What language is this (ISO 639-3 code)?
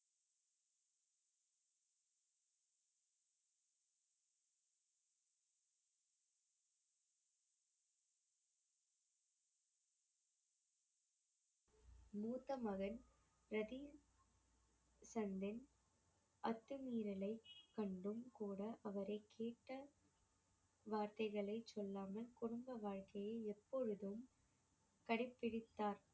tam